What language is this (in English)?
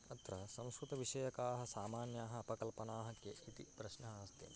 Sanskrit